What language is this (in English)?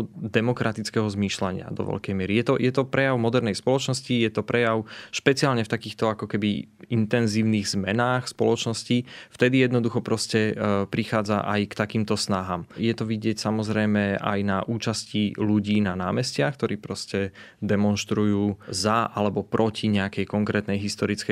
Slovak